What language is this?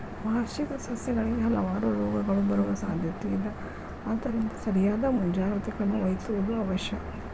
Kannada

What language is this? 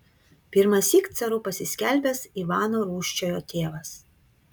Lithuanian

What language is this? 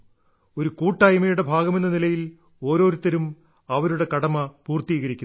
Malayalam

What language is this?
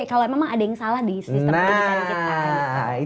Indonesian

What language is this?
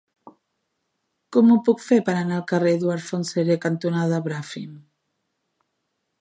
Catalan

